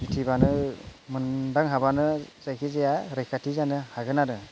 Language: Bodo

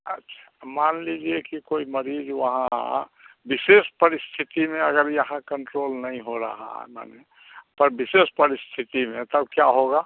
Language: Hindi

